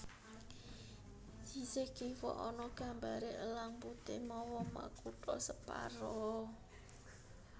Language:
Javanese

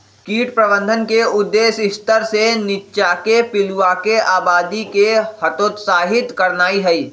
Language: Magahi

